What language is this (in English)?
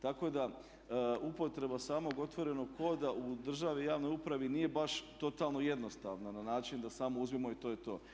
Croatian